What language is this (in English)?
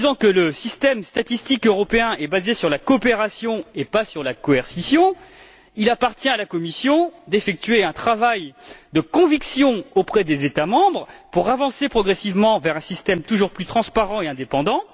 French